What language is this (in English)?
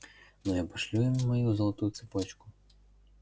Russian